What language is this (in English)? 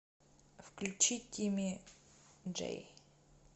Russian